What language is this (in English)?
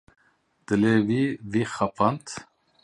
Kurdish